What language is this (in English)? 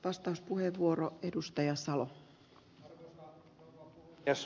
Finnish